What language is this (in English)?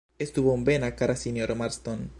Esperanto